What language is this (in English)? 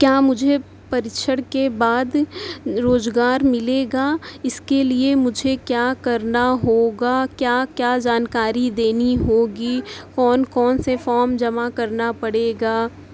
Urdu